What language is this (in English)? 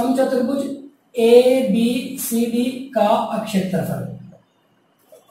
Hindi